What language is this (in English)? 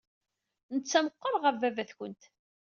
Kabyle